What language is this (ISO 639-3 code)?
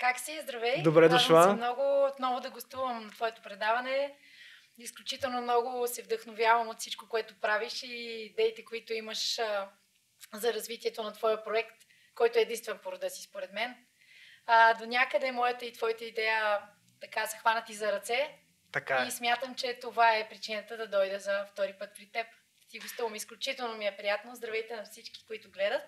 bul